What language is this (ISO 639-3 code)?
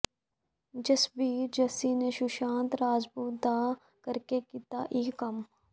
pan